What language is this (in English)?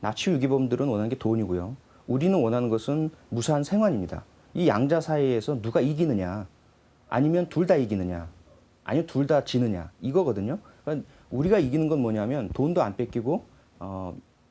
Korean